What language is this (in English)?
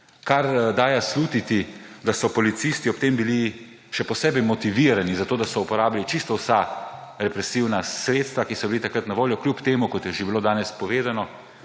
Slovenian